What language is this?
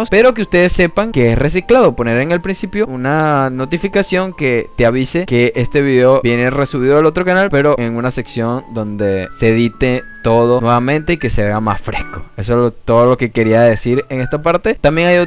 Spanish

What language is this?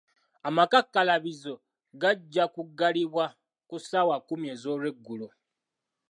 Ganda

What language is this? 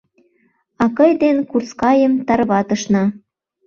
Mari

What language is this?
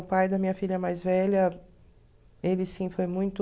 Portuguese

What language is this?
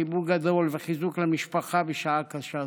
Hebrew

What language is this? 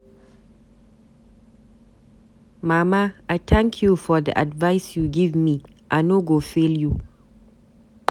Nigerian Pidgin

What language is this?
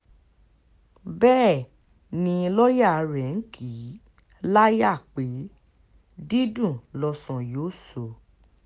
Yoruba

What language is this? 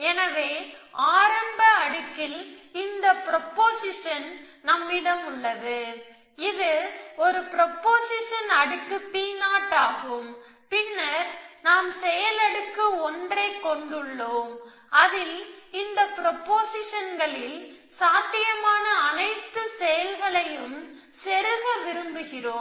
Tamil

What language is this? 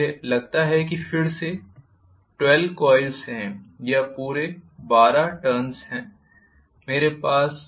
Hindi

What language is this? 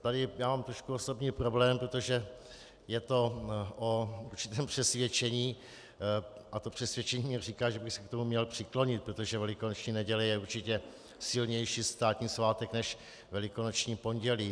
Czech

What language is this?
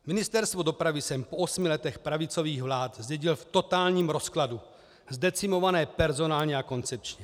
Czech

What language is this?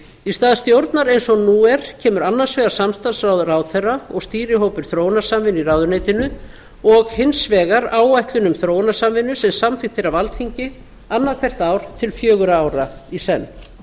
Icelandic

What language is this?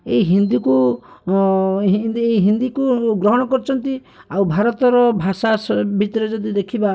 Odia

